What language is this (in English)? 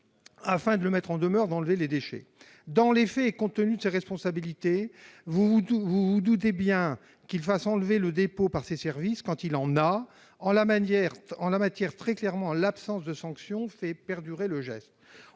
French